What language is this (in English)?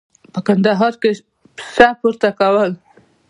Pashto